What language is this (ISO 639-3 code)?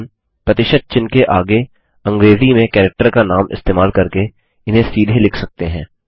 hin